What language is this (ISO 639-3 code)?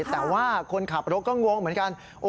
tha